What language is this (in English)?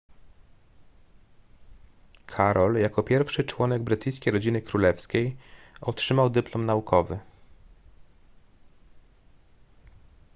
Polish